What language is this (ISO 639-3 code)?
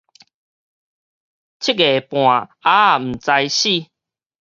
nan